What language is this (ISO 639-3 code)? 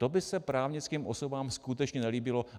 ces